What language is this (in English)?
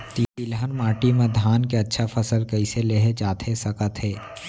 Chhattisgarhi